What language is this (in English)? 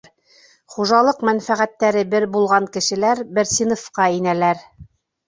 Bashkir